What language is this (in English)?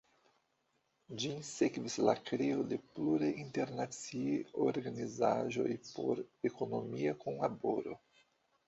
Esperanto